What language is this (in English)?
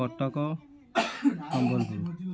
Odia